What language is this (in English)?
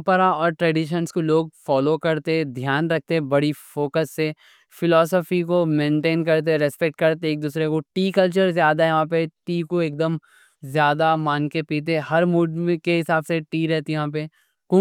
Deccan